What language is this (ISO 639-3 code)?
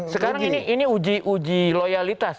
ind